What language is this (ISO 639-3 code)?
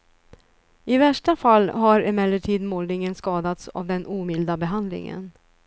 swe